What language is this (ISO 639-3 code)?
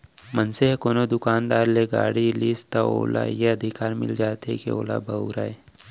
hne